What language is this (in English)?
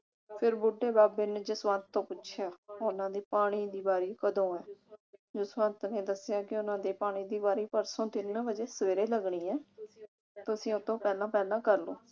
Punjabi